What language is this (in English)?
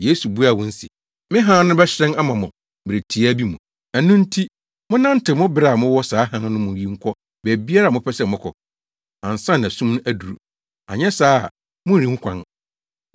Akan